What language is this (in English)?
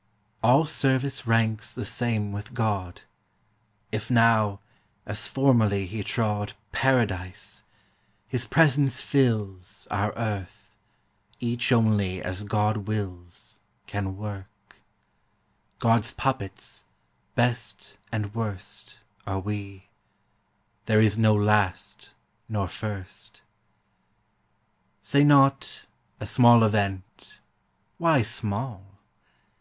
English